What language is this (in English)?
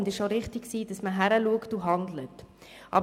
Swiss German